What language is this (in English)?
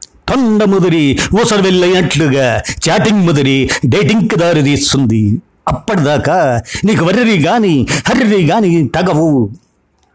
Telugu